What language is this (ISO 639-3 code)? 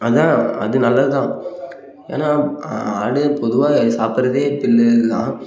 tam